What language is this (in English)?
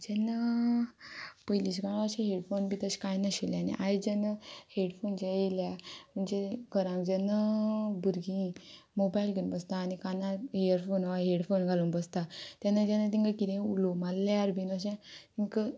Konkani